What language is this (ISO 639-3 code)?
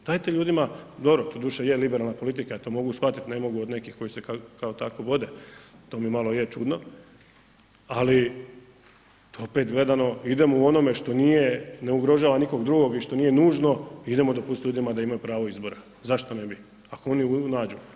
hrv